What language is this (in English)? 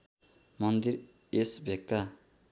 Nepali